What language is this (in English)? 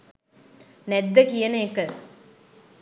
Sinhala